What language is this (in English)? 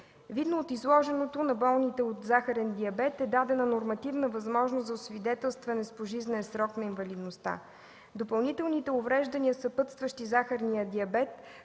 Bulgarian